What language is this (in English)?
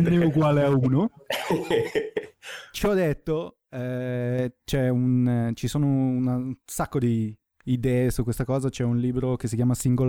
Italian